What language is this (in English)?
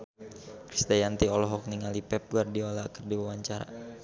Sundanese